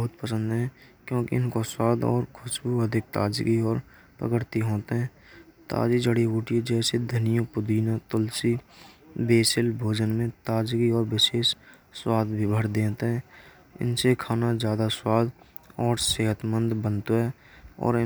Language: Braj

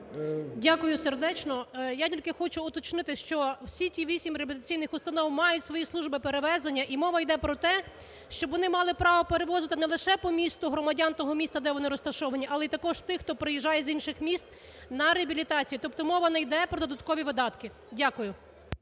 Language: Ukrainian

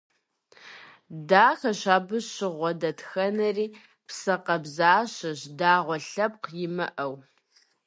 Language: Kabardian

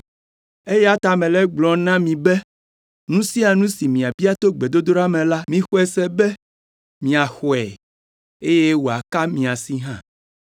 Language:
Ewe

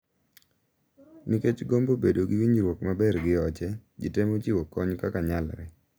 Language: Luo (Kenya and Tanzania)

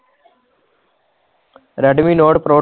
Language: Punjabi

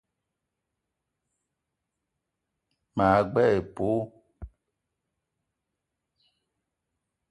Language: Eton (Cameroon)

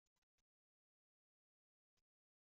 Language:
Kabyle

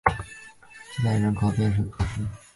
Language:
Chinese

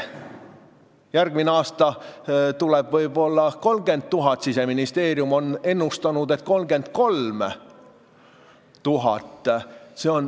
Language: Estonian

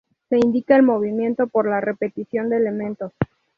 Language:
Spanish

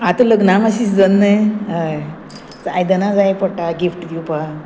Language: Konkani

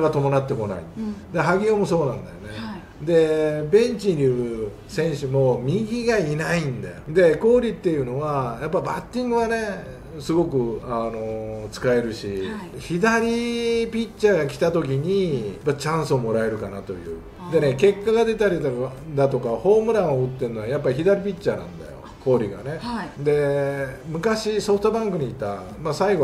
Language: Japanese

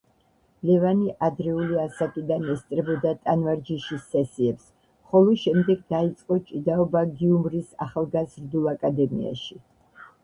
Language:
Georgian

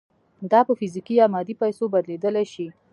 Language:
Pashto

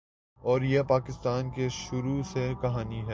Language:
Urdu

